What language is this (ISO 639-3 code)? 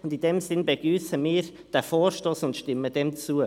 gsw